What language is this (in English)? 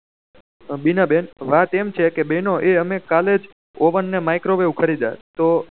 Gujarati